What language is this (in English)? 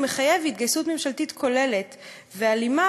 Hebrew